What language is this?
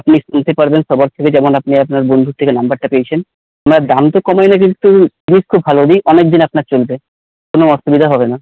Bangla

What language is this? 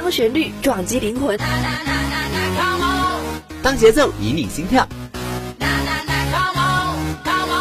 Chinese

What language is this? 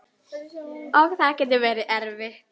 Icelandic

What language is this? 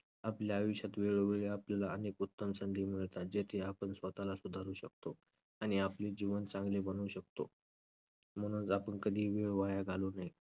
Marathi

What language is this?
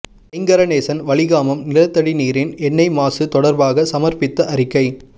Tamil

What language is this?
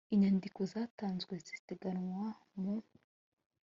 Kinyarwanda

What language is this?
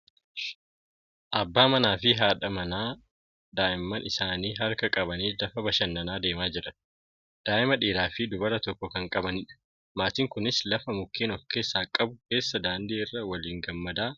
Oromo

